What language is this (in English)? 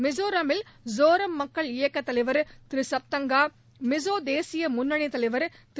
Tamil